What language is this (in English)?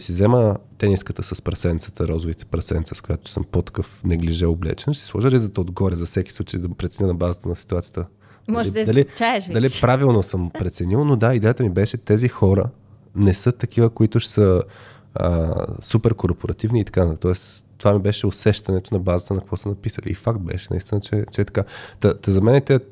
Bulgarian